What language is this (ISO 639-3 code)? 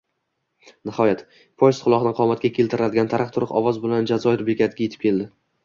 uzb